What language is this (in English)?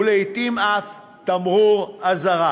Hebrew